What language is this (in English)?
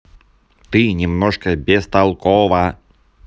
Russian